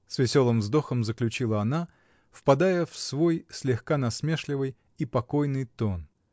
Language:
Russian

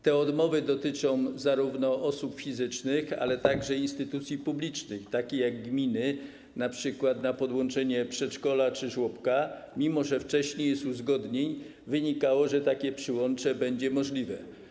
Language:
Polish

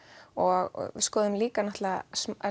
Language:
Icelandic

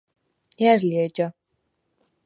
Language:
Svan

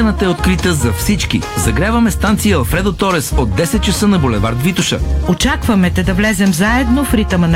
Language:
Bulgarian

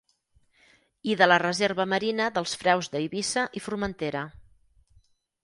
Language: Catalan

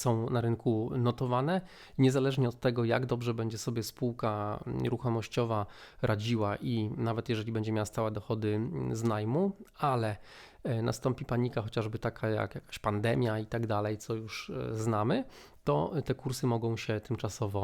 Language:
Polish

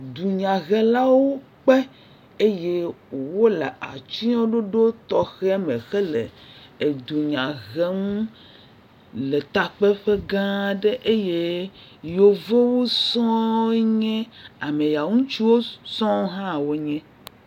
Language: Ewe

